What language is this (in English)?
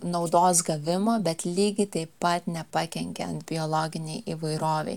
Lithuanian